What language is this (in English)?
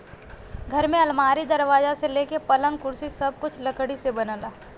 Bhojpuri